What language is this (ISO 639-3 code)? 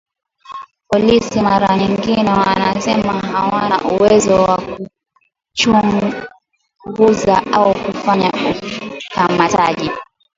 swa